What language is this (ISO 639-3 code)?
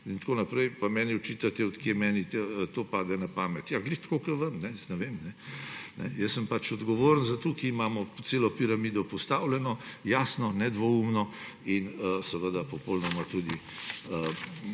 slv